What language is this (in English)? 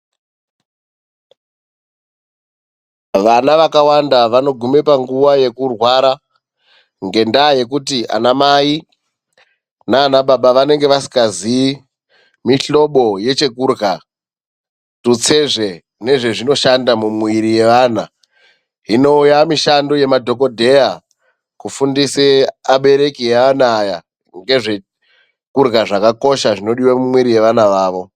Ndau